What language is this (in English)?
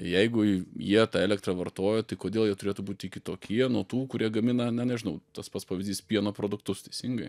Lithuanian